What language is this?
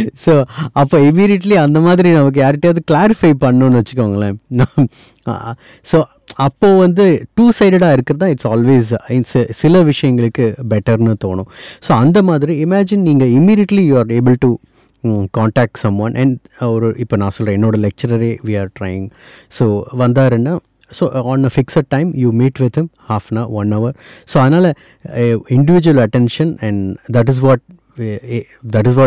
Tamil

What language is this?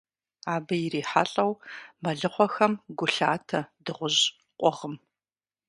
Kabardian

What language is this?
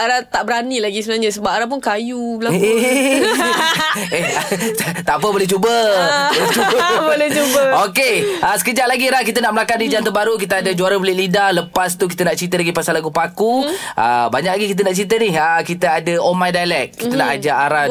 Malay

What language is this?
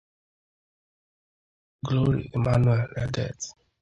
Igbo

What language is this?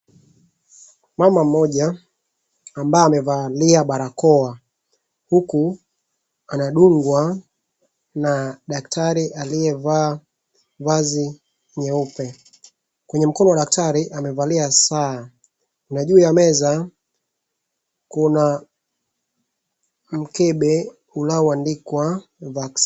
Swahili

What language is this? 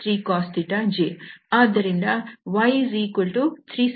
Kannada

